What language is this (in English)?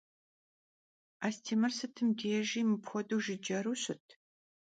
Kabardian